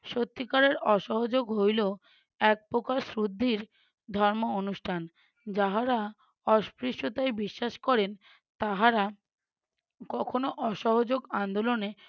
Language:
Bangla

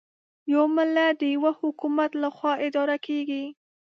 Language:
Pashto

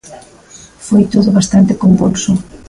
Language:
Galician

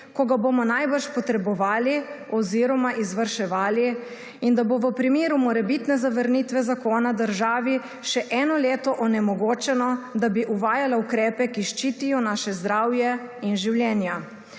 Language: Slovenian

